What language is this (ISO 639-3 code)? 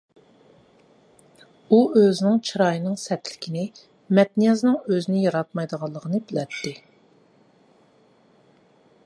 uig